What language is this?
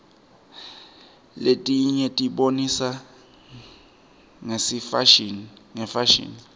Swati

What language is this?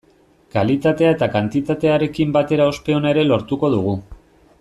Basque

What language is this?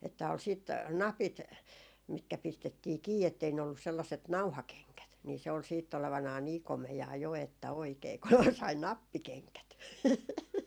Finnish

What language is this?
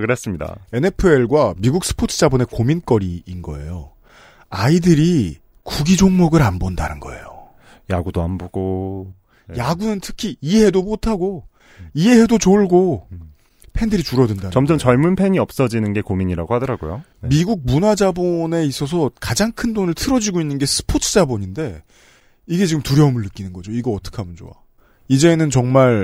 Korean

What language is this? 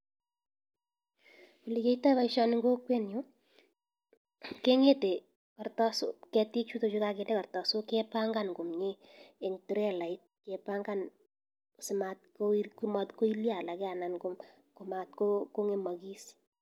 Kalenjin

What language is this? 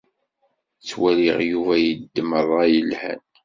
Kabyle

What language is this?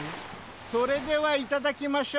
Japanese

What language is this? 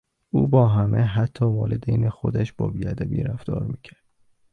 Persian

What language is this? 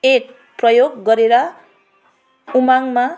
Nepali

